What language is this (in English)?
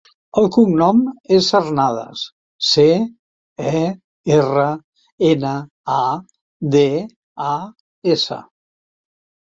Catalan